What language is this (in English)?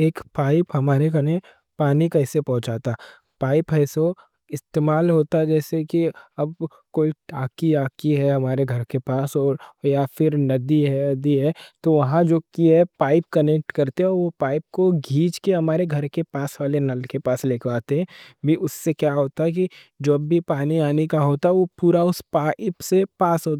Deccan